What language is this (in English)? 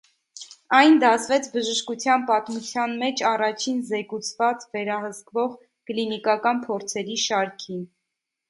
Armenian